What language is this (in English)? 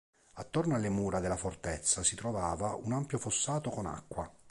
Italian